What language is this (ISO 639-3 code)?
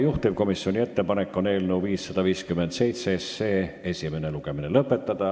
est